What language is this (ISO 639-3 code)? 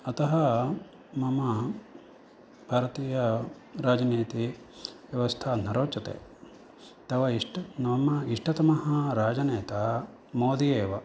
san